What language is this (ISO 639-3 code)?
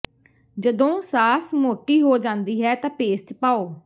pan